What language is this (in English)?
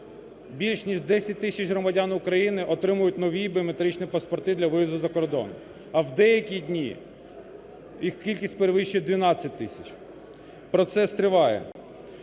Ukrainian